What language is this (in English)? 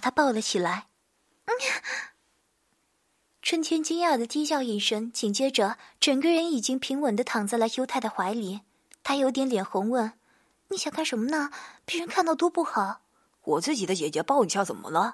Chinese